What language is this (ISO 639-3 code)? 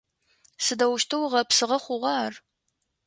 ady